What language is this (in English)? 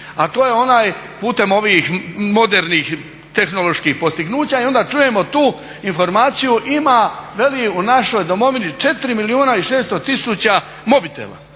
Croatian